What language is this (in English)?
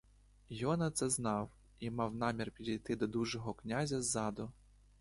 Ukrainian